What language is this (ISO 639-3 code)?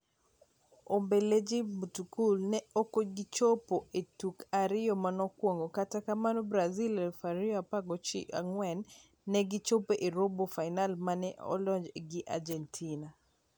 luo